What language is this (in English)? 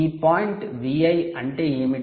Telugu